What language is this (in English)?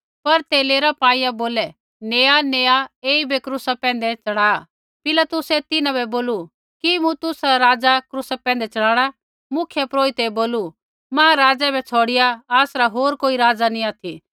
Kullu Pahari